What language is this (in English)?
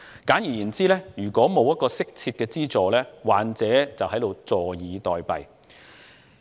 Cantonese